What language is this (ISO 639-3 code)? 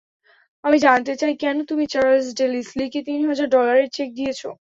ben